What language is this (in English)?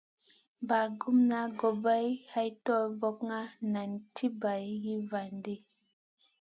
Masana